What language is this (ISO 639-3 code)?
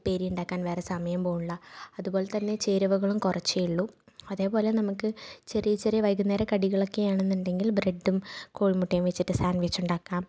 mal